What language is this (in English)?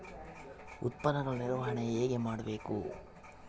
Kannada